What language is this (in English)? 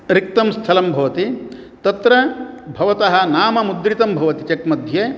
Sanskrit